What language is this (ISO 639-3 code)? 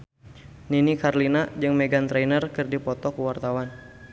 sun